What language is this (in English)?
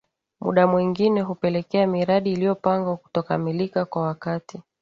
Swahili